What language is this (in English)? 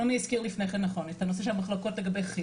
Hebrew